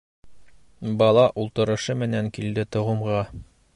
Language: Bashkir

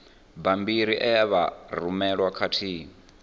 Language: Venda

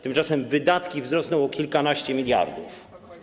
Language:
Polish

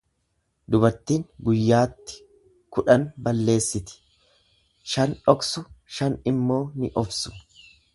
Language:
Oromo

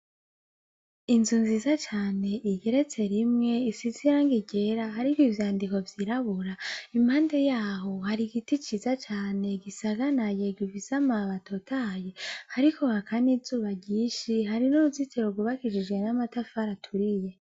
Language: Rundi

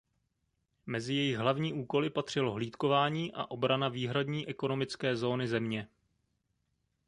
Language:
Czech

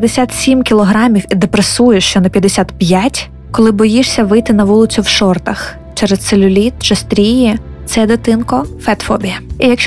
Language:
Ukrainian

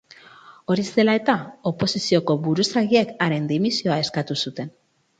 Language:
Basque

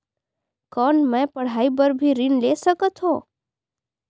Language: Chhattisgarhi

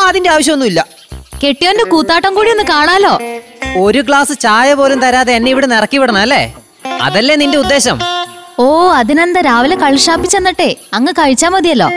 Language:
Malayalam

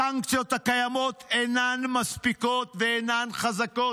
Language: Hebrew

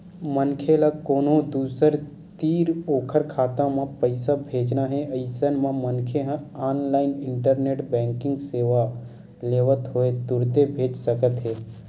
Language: Chhattisgarhi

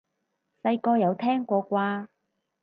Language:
Cantonese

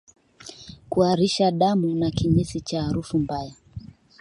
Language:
Swahili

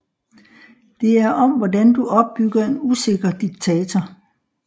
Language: Danish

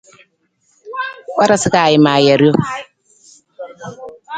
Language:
Nawdm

